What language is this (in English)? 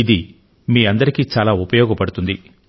Telugu